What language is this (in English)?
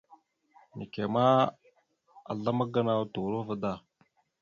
Mada (Cameroon)